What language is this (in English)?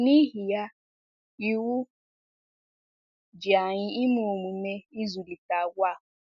Igbo